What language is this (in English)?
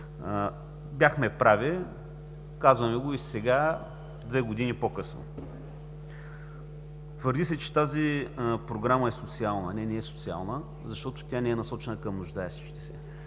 Bulgarian